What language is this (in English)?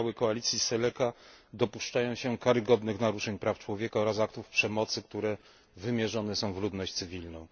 Polish